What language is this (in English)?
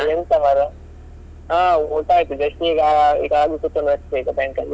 Kannada